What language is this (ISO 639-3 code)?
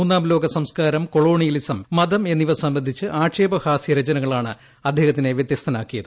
mal